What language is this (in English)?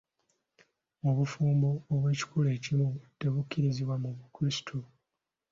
Ganda